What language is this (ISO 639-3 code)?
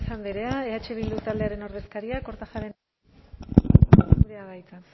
eus